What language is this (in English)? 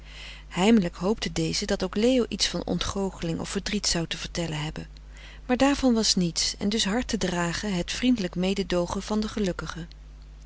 Dutch